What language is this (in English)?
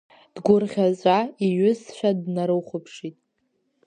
Abkhazian